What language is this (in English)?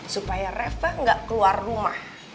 Indonesian